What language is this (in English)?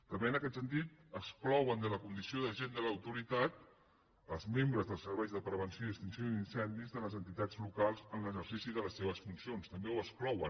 Catalan